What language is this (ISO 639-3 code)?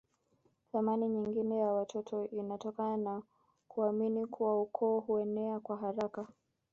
swa